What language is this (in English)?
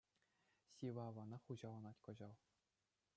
Chuvash